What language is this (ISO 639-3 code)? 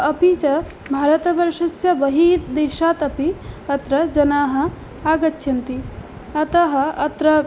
san